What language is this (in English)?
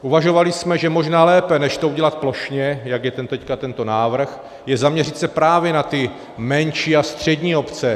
Czech